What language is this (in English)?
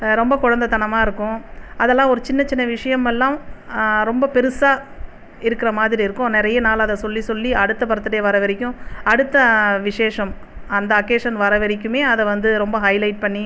Tamil